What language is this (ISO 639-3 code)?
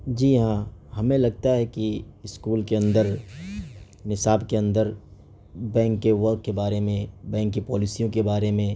urd